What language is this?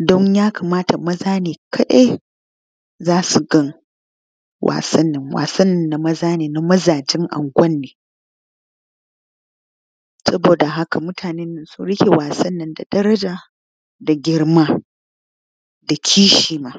Hausa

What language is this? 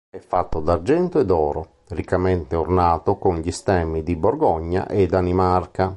Italian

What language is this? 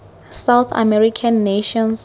Tswana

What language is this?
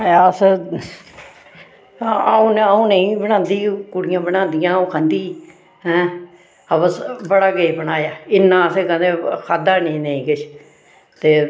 Dogri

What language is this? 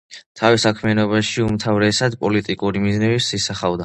Georgian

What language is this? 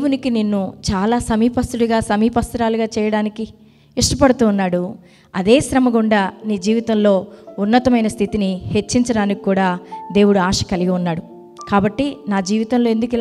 Telugu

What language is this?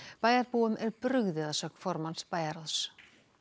Icelandic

